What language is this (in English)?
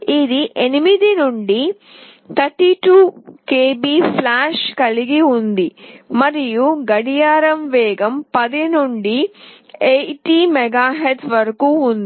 Telugu